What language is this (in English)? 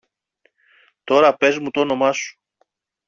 Greek